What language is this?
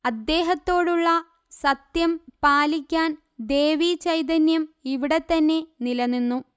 Malayalam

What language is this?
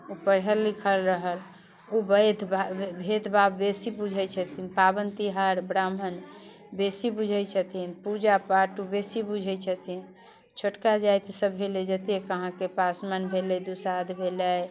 Maithili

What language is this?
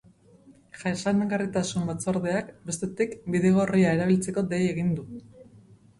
Basque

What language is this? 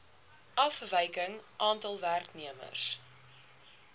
Afrikaans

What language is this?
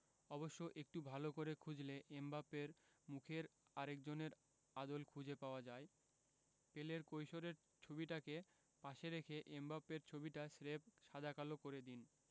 Bangla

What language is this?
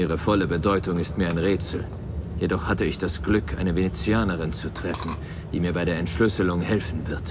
German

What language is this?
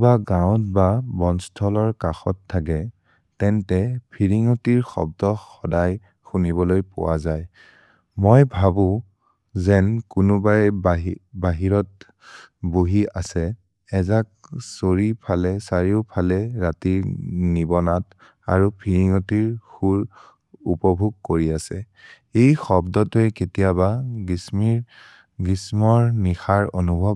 Maria (India)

